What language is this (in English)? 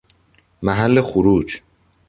Persian